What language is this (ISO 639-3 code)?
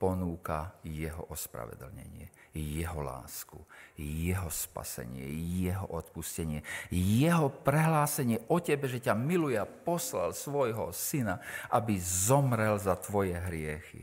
slk